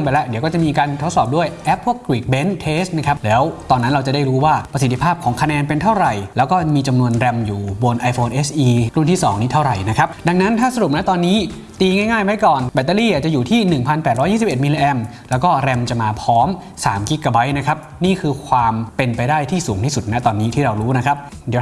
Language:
Thai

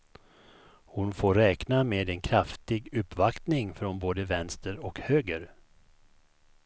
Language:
Swedish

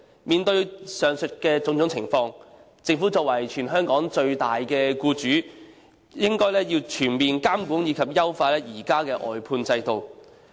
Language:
Cantonese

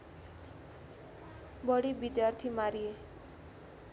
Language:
Nepali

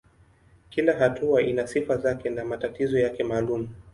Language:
Swahili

